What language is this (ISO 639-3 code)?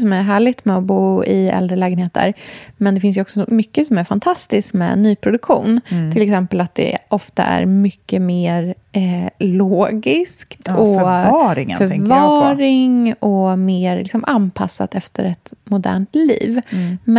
swe